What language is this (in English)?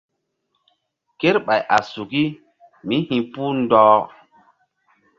Mbum